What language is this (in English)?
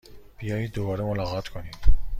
Persian